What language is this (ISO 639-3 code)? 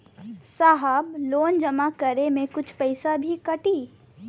bho